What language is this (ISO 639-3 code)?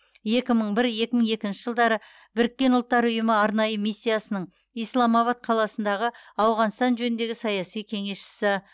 kaz